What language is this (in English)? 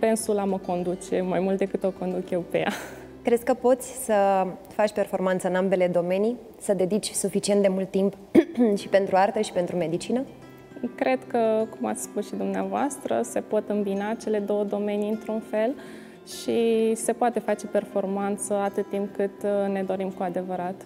Romanian